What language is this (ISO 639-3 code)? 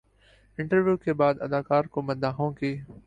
urd